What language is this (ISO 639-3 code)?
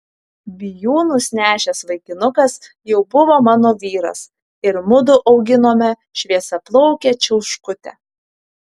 lit